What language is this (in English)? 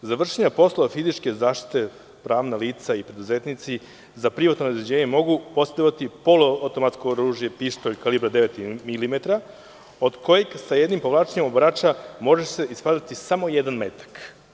Serbian